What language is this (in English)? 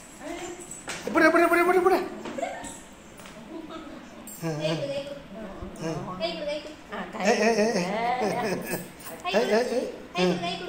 Indonesian